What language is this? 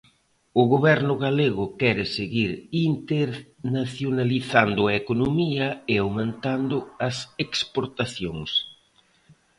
Galician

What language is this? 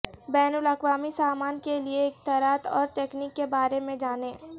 Urdu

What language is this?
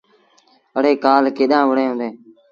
Sindhi Bhil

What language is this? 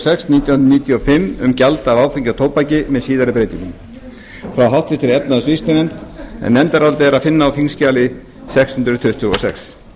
Icelandic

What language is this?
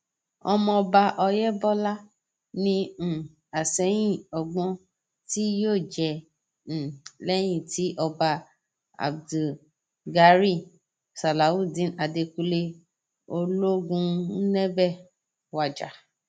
Yoruba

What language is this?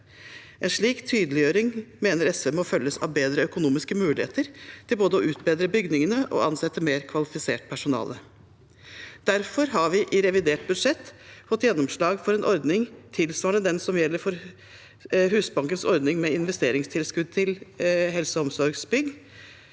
Norwegian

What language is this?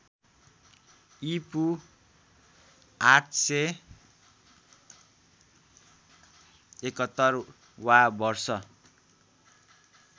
Nepali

